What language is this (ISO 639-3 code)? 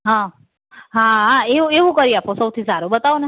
guj